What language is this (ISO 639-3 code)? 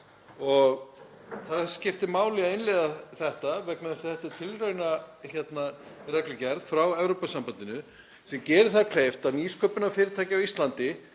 isl